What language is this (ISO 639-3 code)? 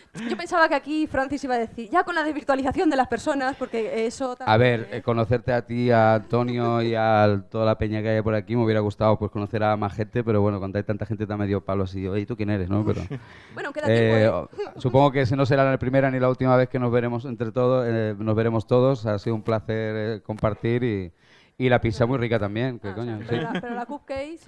spa